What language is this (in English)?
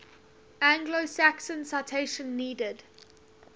English